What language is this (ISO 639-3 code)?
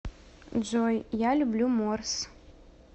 rus